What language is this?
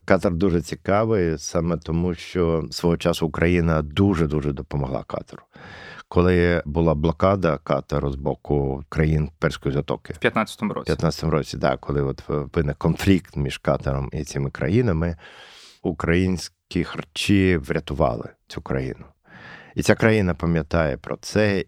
Ukrainian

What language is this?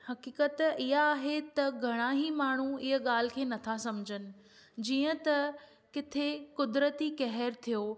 Sindhi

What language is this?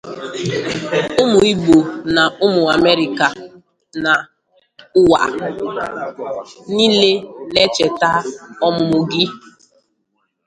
Igbo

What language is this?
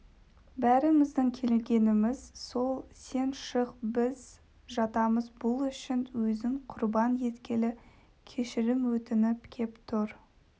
Kazakh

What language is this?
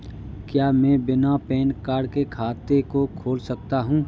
Hindi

